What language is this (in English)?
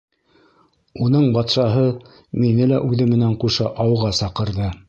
Bashkir